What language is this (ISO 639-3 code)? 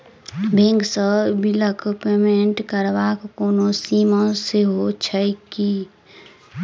mai